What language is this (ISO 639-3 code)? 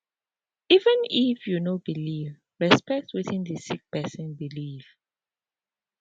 pcm